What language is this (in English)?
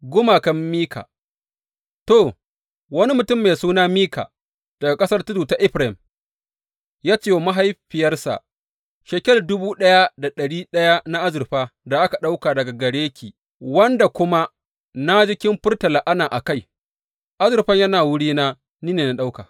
Hausa